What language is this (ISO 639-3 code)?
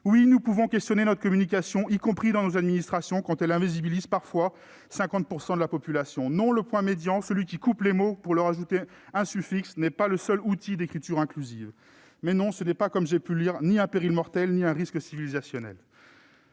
fra